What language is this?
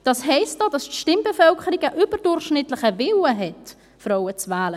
Swiss German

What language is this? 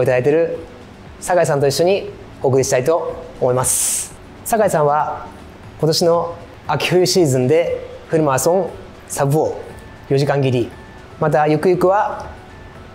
Japanese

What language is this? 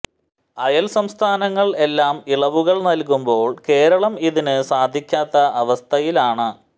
Malayalam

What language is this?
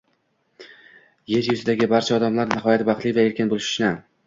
Uzbek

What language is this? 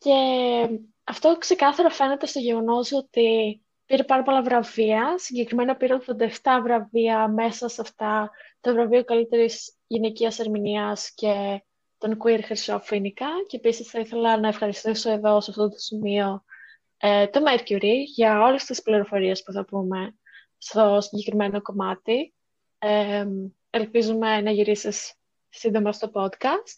Greek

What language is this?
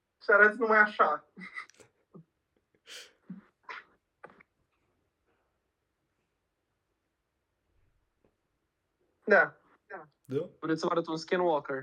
Romanian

